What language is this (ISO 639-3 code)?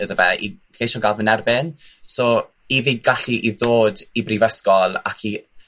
cym